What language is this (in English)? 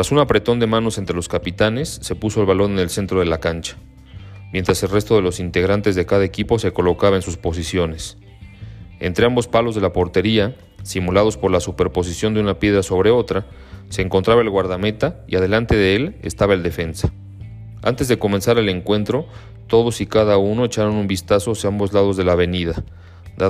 Spanish